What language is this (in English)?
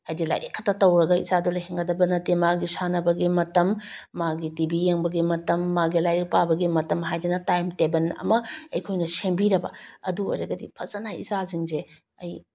Manipuri